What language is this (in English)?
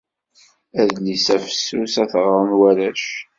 Kabyle